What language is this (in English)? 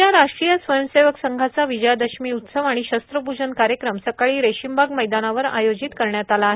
Marathi